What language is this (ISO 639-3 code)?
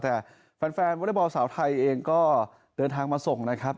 tha